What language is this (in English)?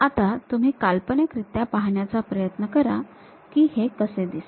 Marathi